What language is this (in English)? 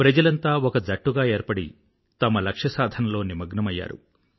Telugu